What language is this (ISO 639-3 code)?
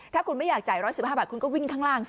tha